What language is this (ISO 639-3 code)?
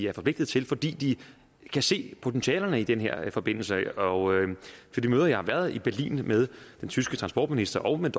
dan